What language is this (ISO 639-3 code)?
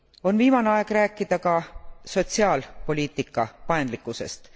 est